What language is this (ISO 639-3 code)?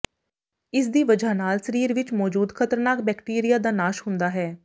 pan